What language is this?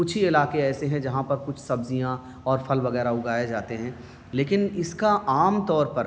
Urdu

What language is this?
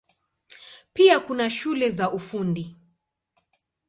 Swahili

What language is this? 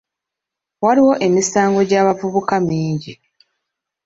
Ganda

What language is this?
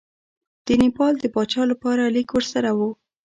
Pashto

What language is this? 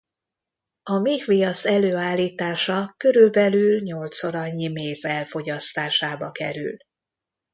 Hungarian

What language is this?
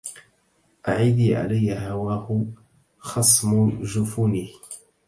Arabic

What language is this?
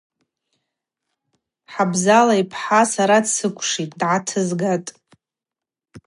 Abaza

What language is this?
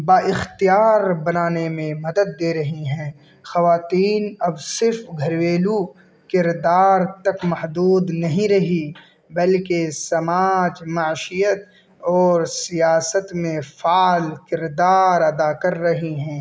Urdu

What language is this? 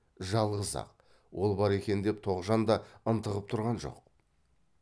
Kazakh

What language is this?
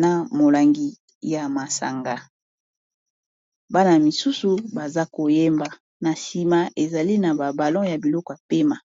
Lingala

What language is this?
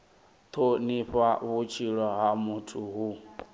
Venda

